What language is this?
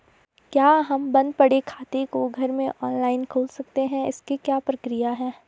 Hindi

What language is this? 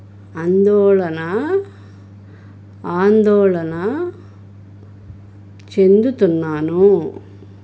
Telugu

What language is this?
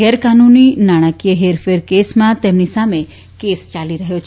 Gujarati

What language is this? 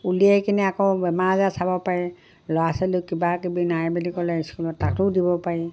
Assamese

